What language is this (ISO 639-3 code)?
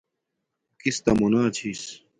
dmk